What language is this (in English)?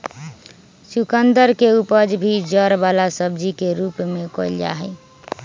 Magahi